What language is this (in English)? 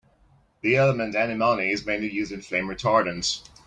English